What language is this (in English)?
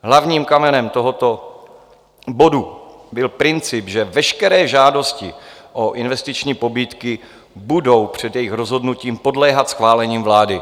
Czech